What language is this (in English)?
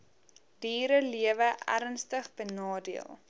Afrikaans